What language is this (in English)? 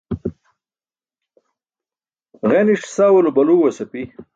Burushaski